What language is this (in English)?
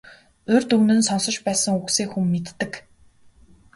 Mongolian